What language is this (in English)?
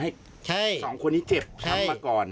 Thai